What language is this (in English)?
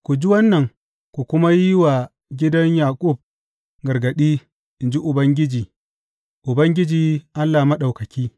Hausa